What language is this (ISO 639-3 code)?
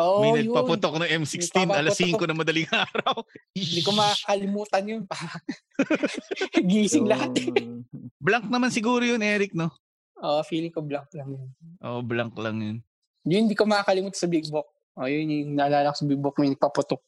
fil